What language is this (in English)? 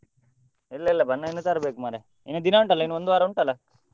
Kannada